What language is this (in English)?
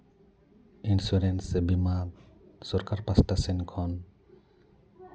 Santali